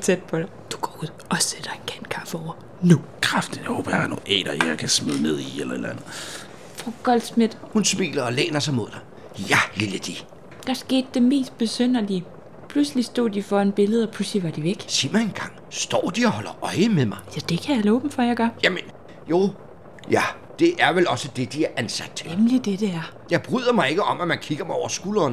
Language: Danish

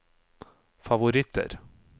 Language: Norwegian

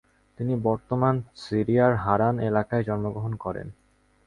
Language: Bangla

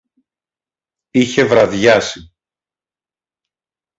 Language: Greek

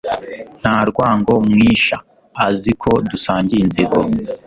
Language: Kinyarwanda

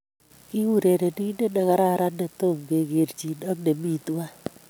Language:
Kalenjin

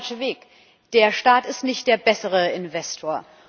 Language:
German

